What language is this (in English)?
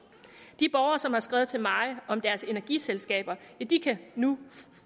Danish